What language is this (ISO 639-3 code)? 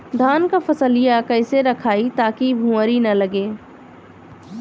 bho